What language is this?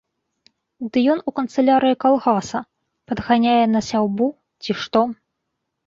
Belarusian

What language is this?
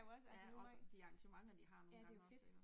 Danish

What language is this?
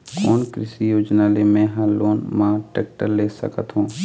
Chhattisgarhi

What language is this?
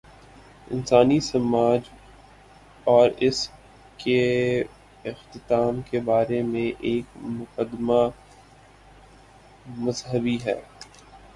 Urdu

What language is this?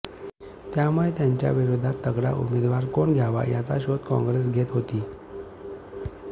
Marathi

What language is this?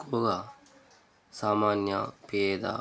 Telugu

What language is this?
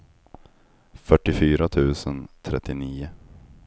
Swedish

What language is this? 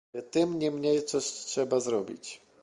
Polish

